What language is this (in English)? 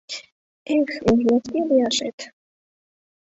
Mari